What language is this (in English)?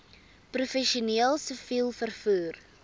Afrikaans